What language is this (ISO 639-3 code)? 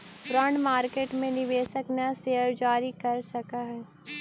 mag